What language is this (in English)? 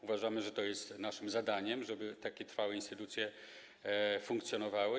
Polish